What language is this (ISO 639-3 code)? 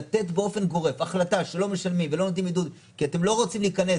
heb